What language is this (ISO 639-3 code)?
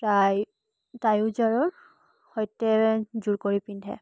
asm